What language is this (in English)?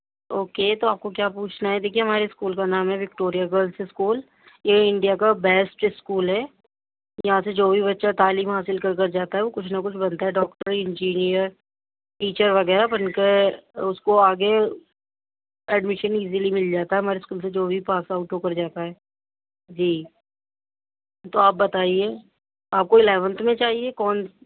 Urdu